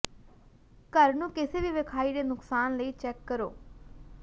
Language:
Punjabi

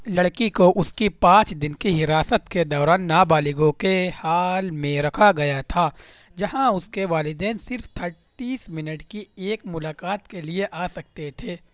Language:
Urdu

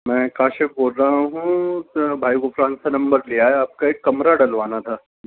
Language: Urdu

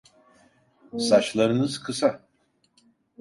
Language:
Turkish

